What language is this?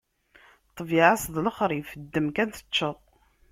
Kabyle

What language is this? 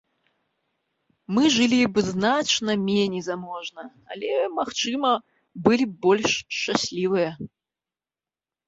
Belarusian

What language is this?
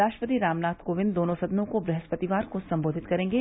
Hindi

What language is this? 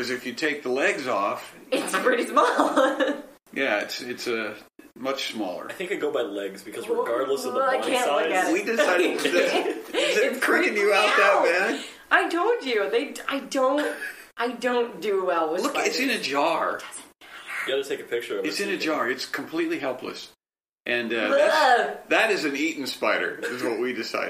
English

